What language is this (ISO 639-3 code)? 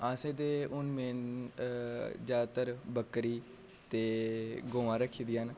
doi